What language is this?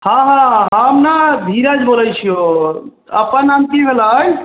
Maithili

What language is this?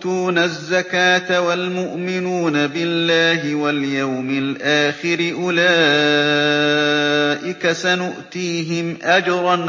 Arabic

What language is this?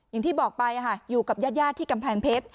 Thai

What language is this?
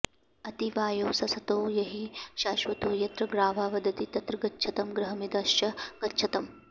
Sanskrit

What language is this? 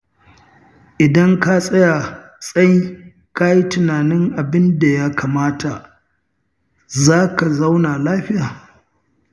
Hausa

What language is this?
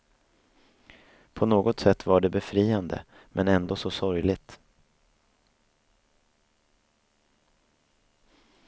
Swedish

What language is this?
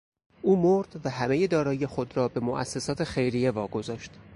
Persian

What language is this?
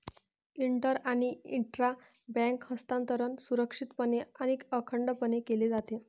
Marathi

